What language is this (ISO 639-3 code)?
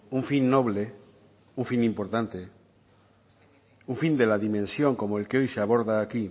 spa